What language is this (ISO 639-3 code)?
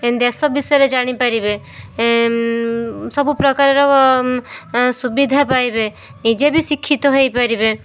ori